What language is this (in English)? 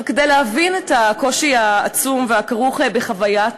Hebrew